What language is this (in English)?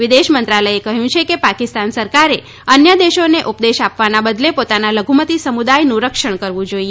Gujarati